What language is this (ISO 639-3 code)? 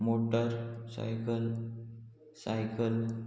kok